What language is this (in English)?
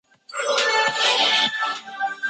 Chinese